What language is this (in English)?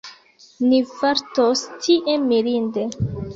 Esperanto